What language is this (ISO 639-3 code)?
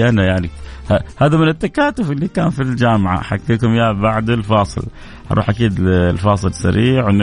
ara